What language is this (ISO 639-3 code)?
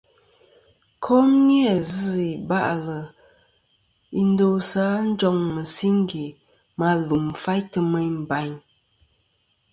bkm